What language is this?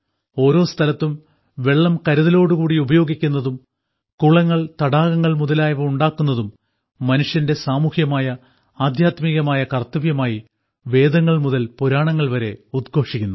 Malayalam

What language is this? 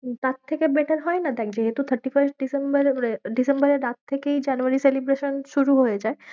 Bangla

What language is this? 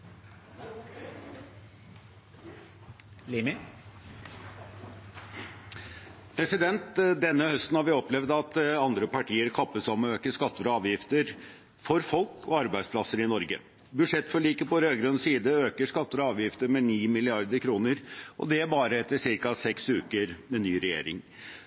Norwegian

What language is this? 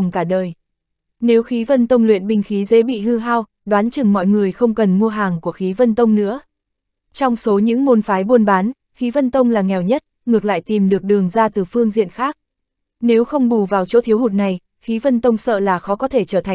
Vietnamese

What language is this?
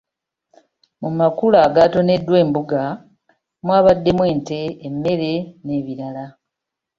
Ganda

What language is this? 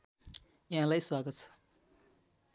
Nepali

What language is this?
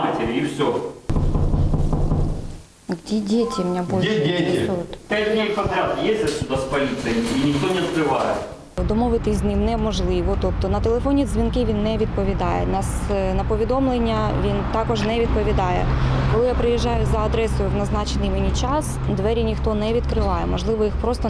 Ukrainian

